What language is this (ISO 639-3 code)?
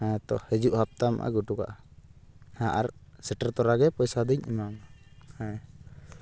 sat